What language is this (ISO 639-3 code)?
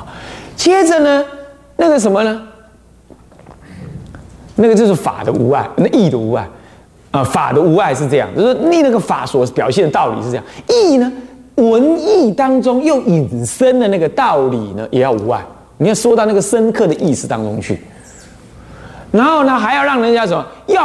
zho